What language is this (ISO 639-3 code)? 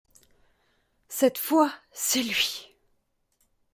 fra